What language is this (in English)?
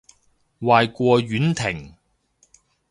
Cantonese